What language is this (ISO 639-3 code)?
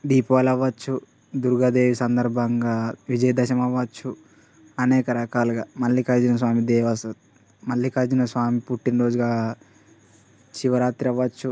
tel